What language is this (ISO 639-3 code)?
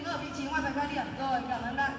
vie